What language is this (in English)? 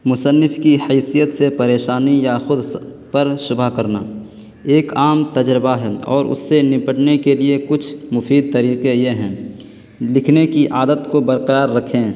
Urdu